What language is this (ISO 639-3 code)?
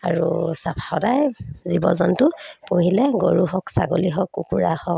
asm